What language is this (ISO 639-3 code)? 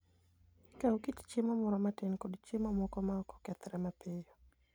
luo